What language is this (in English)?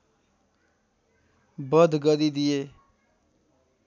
Nepali